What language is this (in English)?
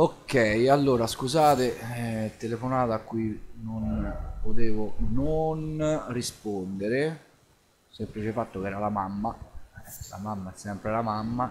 Italian